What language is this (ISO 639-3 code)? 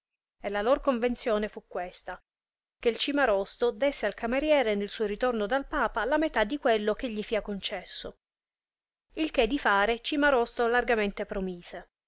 ita